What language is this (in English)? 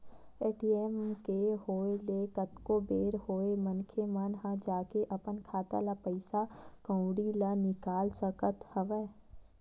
Chhattisgarhi